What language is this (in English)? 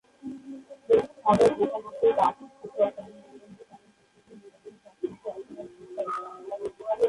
Bangla